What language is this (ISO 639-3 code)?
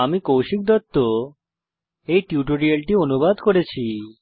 ben